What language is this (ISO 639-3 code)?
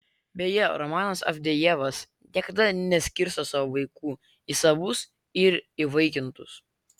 lit